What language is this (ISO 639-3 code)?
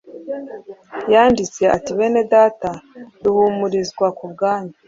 kin